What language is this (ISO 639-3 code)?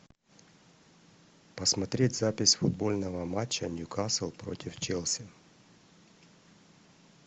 rus